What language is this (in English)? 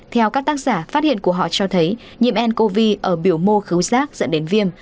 Vietnamese